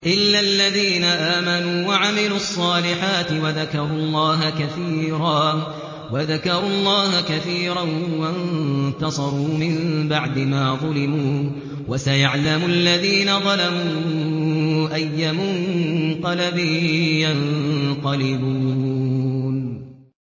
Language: Arabic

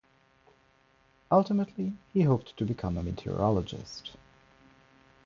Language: English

